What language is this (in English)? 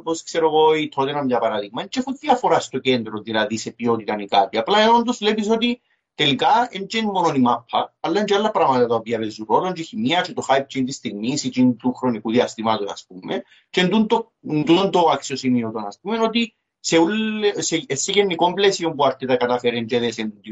Greek